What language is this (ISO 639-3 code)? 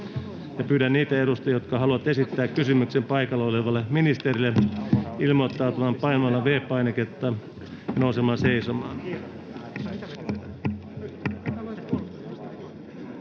fin